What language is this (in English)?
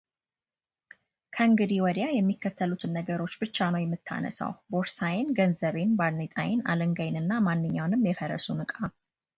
Amharic